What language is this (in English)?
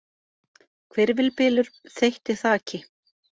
Icelandic